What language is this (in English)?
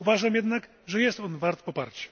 Polish